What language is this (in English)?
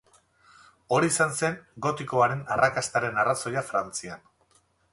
Basque